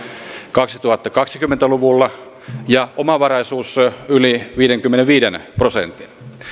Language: Finnish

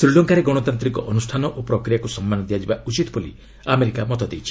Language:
Odia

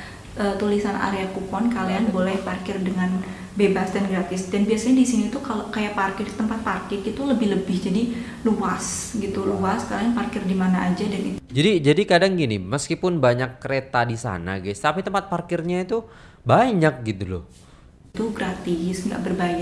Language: Indonesian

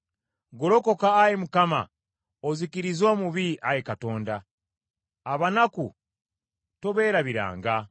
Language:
Ganda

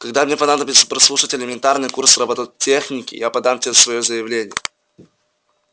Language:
Russian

